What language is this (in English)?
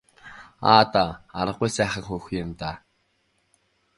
Mongolian